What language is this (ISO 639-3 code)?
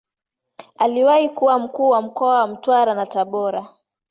swa